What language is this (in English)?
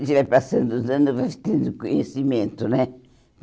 Portuguese